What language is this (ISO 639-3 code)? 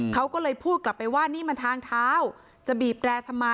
tha